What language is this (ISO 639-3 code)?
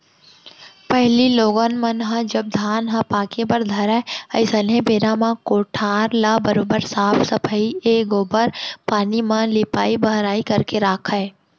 hne